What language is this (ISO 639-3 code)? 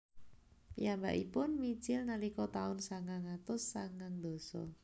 jav